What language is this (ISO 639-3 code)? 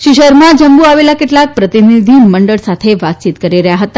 guj